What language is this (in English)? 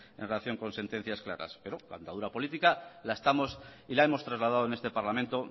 Spanish